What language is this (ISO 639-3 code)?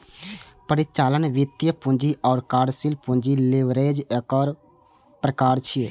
mai